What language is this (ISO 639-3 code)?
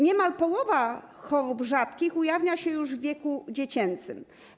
pol